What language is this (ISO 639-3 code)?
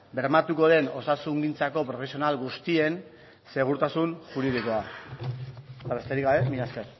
eus